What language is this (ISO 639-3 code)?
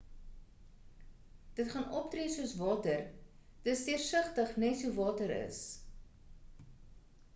afr